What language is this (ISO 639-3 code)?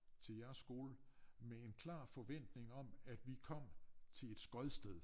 dan